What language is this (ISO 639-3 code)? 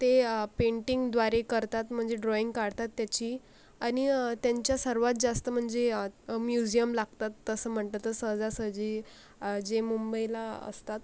mar